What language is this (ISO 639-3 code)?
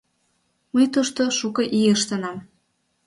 chm